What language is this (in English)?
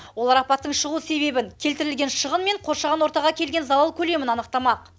Kazakh